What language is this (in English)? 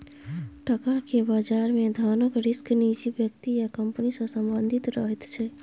Maithili